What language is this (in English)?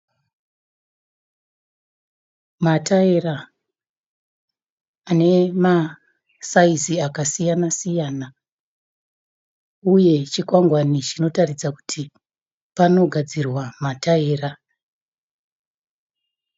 Shona